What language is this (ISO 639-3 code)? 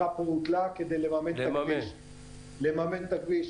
heb